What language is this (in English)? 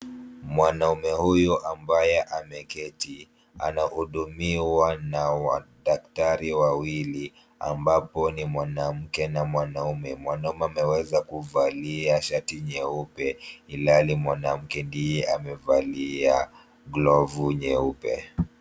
Swahili